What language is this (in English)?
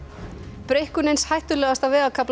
Icelandic